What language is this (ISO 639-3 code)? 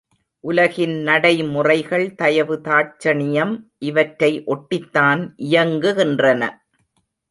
tam